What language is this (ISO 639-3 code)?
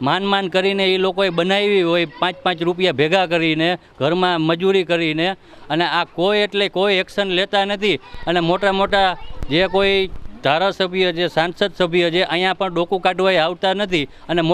hin